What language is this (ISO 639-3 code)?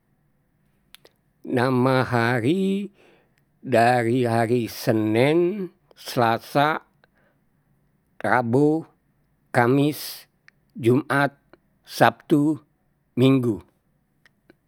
bew